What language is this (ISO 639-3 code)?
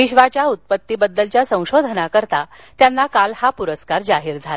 mar